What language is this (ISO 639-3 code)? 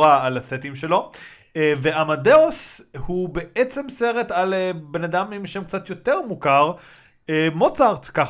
heb